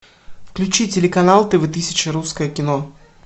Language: Russian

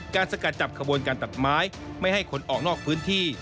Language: Thai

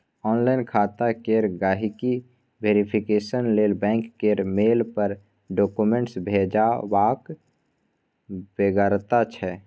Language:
Maithili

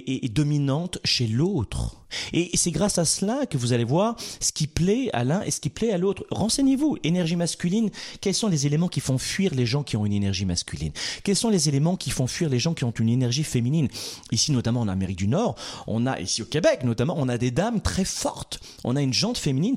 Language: French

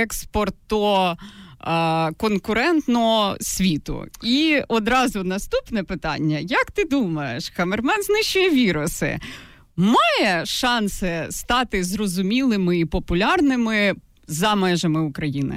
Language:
Ukrainian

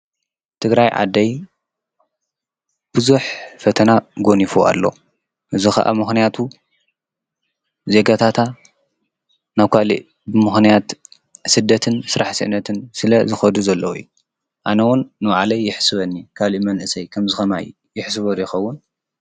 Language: Tigrinya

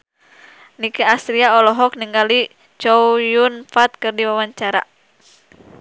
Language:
Sundanese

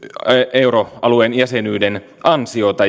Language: Finnish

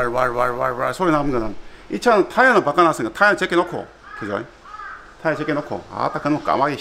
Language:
Korean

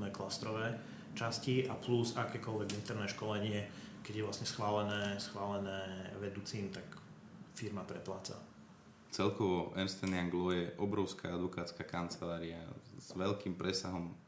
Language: Slovak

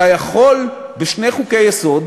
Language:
Hebrew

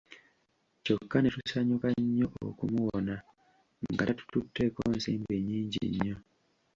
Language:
Ganda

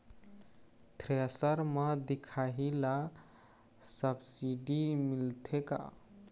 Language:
Chhattisgarhi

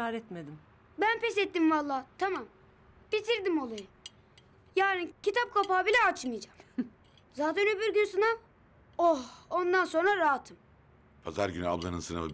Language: Turkish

